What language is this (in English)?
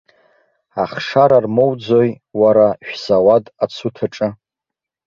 Abkhazian